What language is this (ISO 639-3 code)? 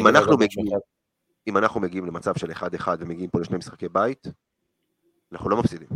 heb